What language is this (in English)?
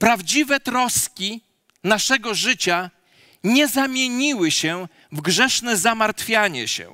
Polish